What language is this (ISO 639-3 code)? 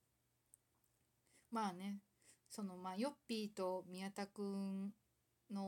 jpn